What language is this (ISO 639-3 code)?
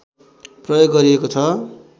nep